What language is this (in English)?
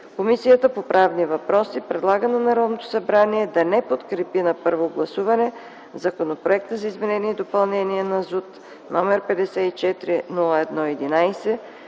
Bulgarian